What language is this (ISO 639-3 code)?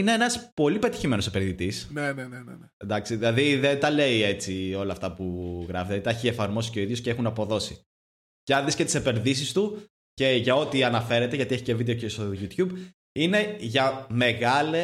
ell